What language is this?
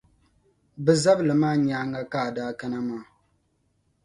Dagbani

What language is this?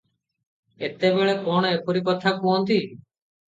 Odia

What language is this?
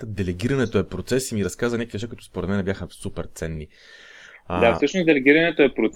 Bulgarian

